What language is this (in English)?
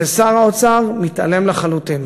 Hebrew